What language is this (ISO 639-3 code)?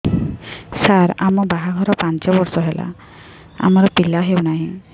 ori